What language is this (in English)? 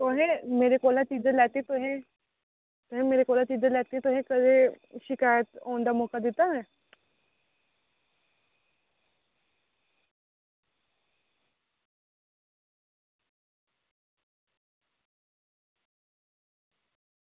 Dogri